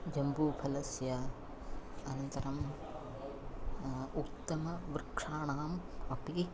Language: Sanskrit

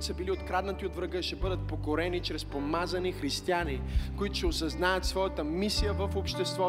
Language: Bulgarian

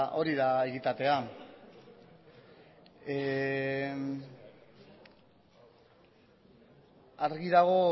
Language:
Basque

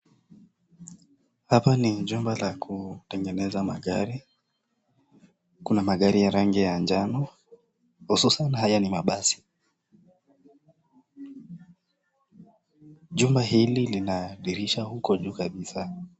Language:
Swahili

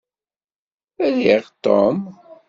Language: Kabyle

